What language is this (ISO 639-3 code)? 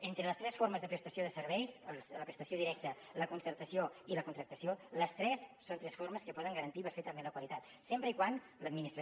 cat